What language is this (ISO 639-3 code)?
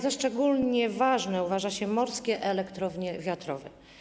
pol